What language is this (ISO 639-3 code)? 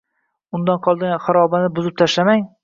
uzb